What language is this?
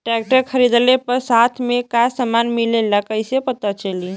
Bhojpuri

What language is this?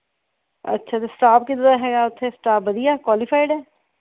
Punjabi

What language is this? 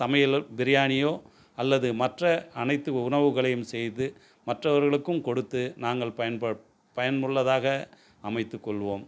Tamil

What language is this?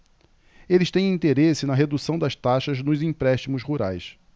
Portuguese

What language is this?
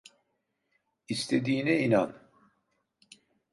Turkish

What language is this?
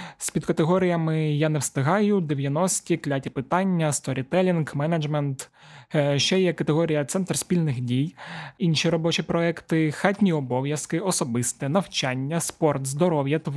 Ukrainian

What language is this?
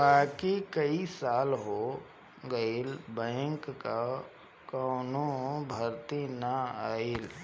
Bhojpuri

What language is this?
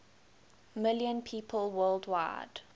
English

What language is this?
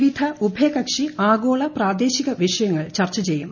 Malayalam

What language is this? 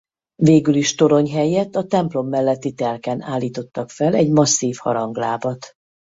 Hungarian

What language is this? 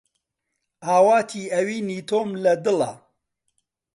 Central Kurdish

